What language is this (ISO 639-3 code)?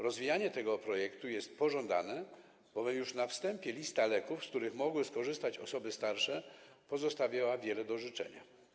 pol